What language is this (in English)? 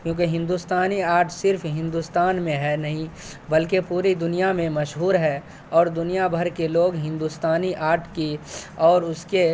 Urdu